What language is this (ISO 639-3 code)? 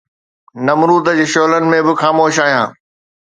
snd